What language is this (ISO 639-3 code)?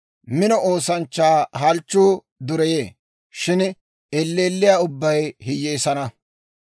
dwr